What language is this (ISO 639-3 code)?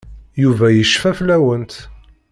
kab